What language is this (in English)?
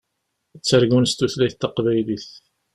Kabyle